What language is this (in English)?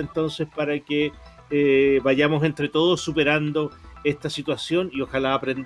Spanish